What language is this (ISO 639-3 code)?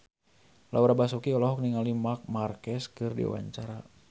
sun